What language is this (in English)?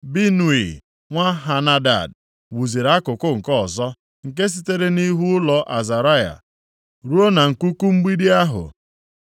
Igbo